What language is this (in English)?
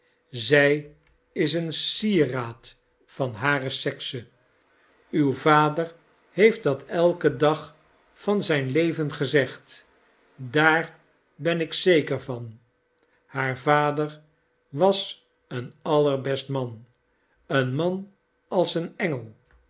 Dutch